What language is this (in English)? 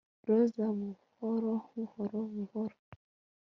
Kinyarwanda